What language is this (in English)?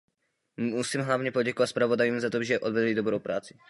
Czech